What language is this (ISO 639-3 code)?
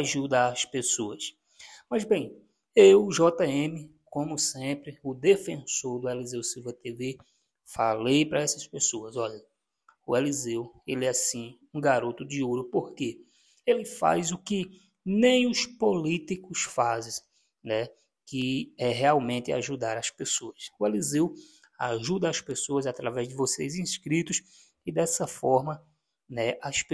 por